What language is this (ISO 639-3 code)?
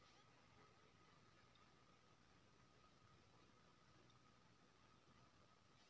mai